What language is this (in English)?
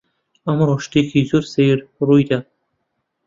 Central Kurdish